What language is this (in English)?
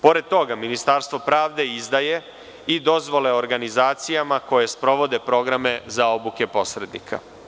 Serbian